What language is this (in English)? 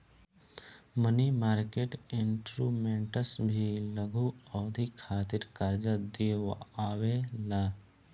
Bhojpuri